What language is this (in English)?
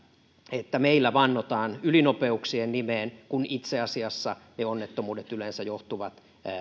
Finnish